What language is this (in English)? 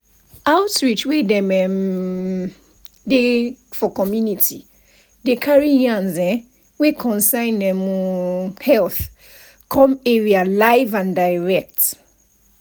Nigerian Pidgin